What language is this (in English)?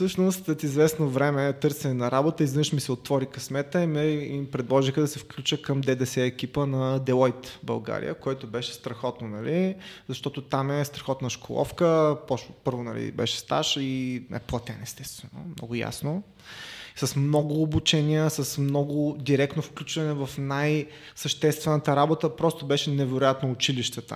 Bulgarian